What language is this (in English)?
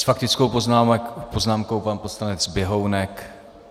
Czech